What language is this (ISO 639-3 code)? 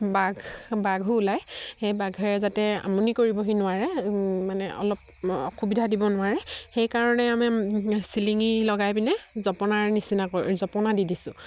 asm